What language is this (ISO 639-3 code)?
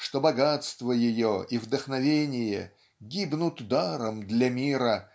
rus